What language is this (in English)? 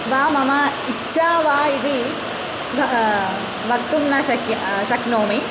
Sanskrit